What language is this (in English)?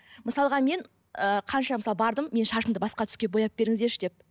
Kazakh